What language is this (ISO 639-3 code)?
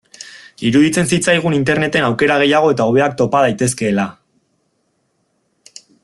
eus